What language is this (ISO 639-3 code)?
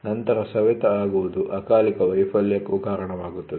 kan